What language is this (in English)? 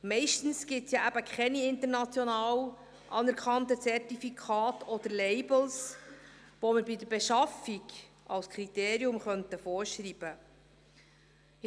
Swiss German